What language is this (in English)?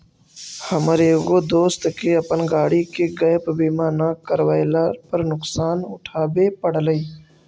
Magahi